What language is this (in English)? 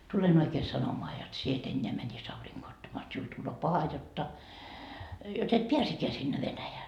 Finnish